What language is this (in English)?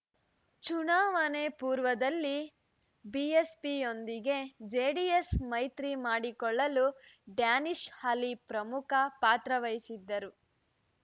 Kannada